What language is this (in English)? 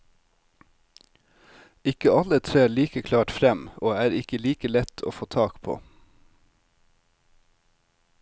Norwegian